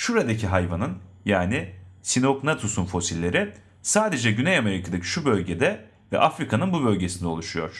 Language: Turkish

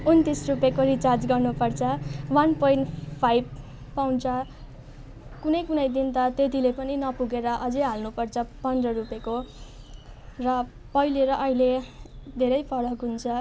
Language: Nepali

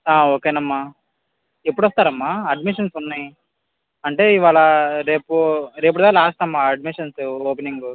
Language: Telugu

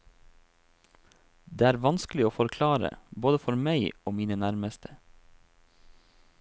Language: Norwegian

